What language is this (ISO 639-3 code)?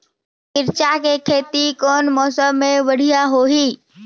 hne